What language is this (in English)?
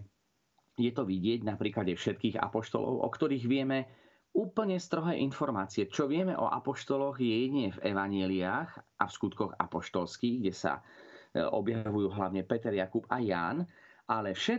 Slovak